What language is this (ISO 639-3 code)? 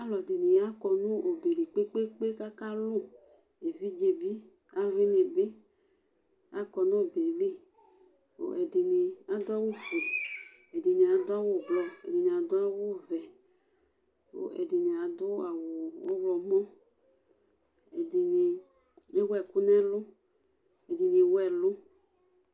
kpo